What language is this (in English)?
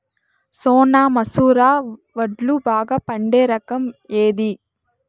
Telugu